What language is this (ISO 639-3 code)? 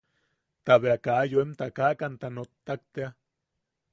yaq